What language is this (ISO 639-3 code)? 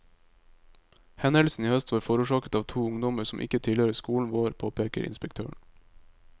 nor